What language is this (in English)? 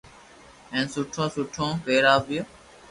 Loarki